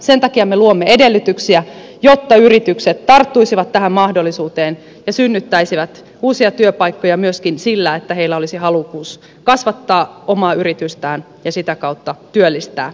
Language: Finnish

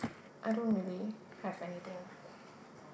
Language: English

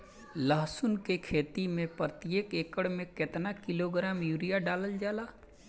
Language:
Bhojpuri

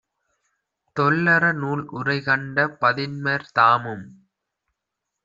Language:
Tamil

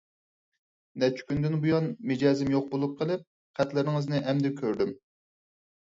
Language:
Uyghur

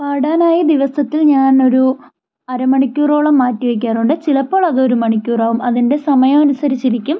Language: Malayalam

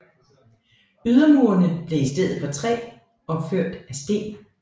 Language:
Danish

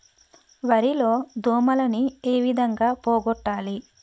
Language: Telugu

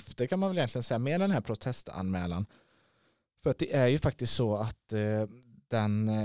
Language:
Swedish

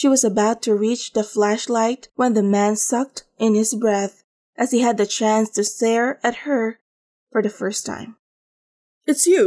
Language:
Filipino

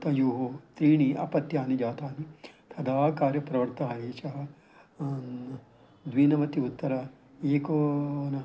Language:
Sanskrit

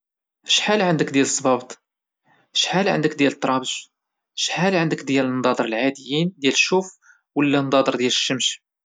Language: Moroccan Arabic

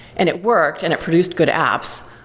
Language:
English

